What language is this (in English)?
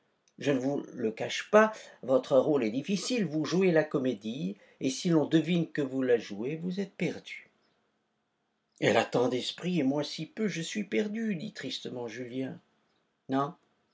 French